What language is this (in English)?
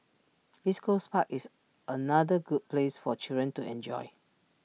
English